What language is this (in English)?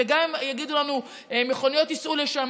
Hebrew